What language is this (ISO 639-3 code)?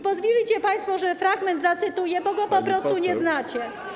pol